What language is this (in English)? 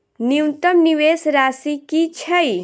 Maithili